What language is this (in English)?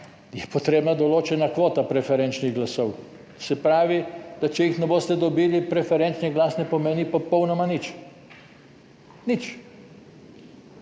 Slovenian